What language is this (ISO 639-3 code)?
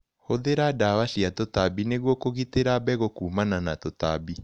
kik